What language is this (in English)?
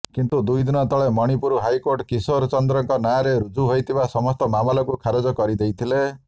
Odia